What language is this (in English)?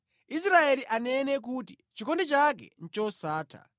Nyanja